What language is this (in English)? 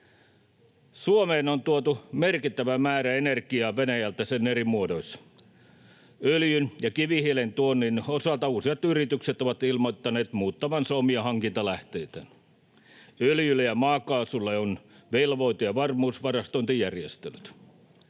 Finnish